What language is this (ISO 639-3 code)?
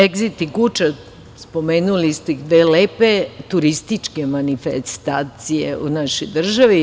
srp